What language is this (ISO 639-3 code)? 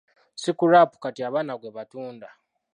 lug